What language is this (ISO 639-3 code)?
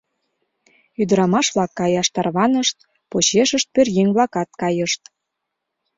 chm